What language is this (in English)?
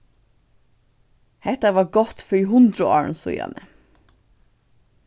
Faroese